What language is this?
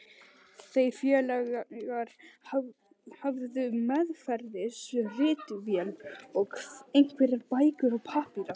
Icelandic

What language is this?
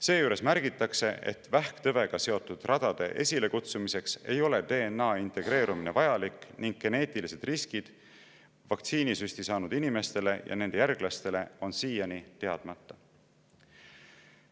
Estonian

